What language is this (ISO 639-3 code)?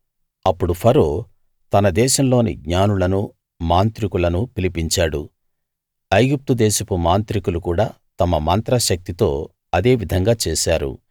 tel